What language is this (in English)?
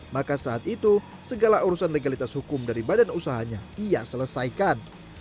Indonesian